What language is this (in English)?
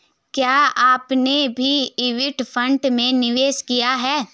Hindi